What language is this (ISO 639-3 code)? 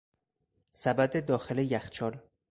fas